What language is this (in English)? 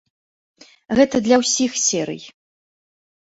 Belarusian